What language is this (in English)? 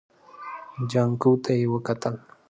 Pashto